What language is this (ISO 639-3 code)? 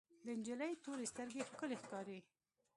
pus